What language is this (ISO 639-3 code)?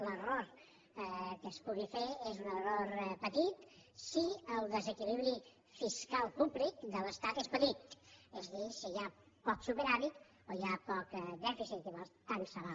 cat